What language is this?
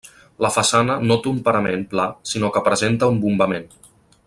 Catalan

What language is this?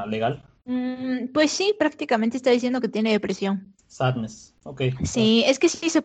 Spanish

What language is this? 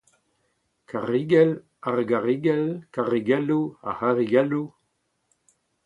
Breton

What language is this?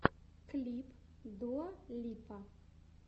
Russian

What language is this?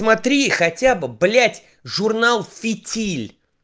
Russian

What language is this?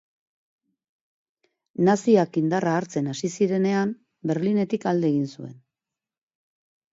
Basque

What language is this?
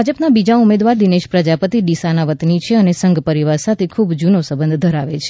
Gujarati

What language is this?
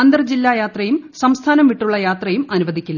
Malayalam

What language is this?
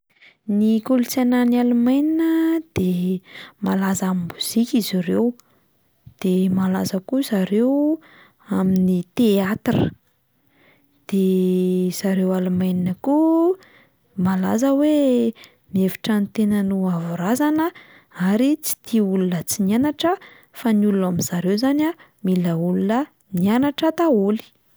Malagasy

